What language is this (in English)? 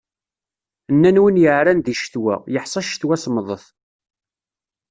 Kabyle